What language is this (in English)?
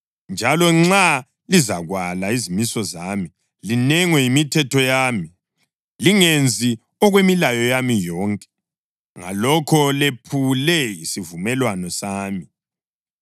North Ndebele